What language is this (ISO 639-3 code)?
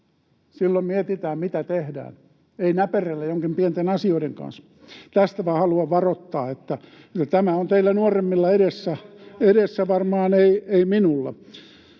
fin